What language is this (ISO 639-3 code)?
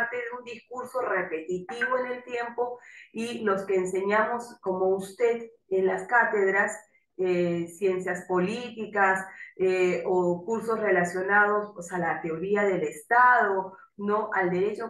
spa